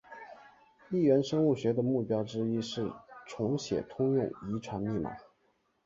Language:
Chinese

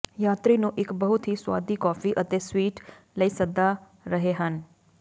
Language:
Punjabi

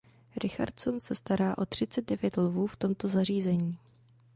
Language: Czech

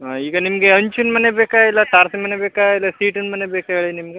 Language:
Kannada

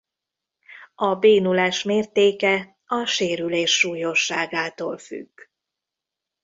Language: Hungarian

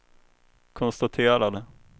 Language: Swedish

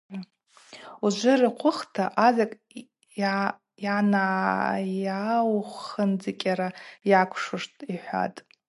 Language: Abaza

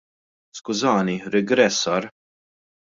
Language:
Maltese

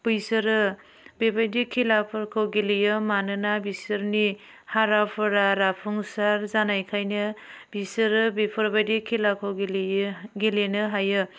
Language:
Bodo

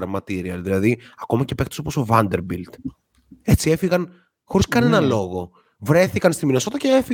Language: Greek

